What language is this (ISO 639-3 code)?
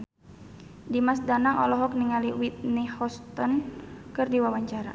sun